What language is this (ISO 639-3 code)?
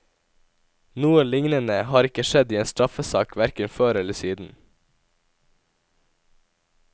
nor